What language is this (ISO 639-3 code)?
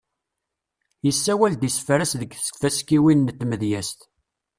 kab